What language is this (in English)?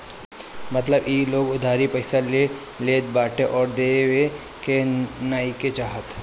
Bhojpuri